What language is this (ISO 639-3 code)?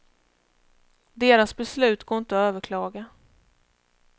swe